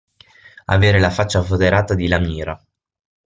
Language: Italian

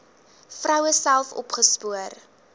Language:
Afrikaans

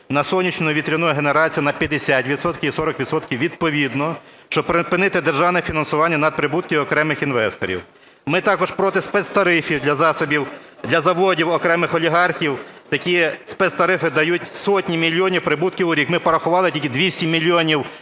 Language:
Ukrainian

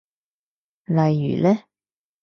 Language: Cantonese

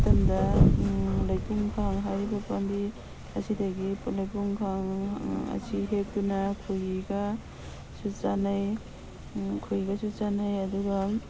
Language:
Manipuri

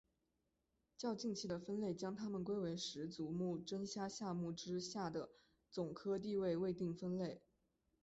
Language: Chinese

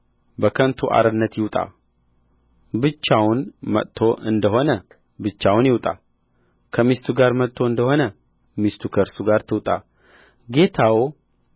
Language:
Amharic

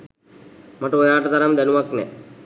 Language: Sinhala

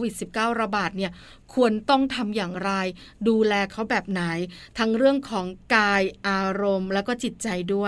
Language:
Thai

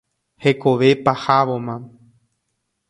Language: Guarani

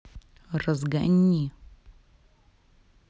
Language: Russian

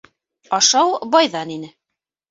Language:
Bashkir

